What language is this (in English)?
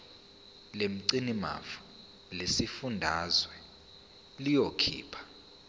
Zulu